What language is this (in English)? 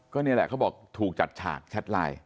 Thai